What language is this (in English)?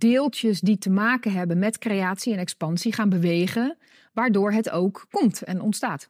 Dutch